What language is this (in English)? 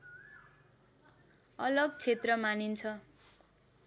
Nepali